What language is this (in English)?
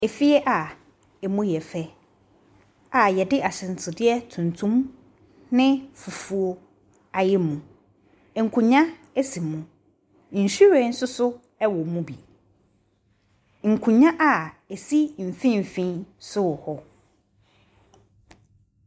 Akan